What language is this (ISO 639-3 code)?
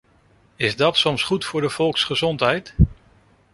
nld